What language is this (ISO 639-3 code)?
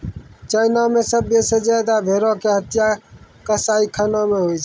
mai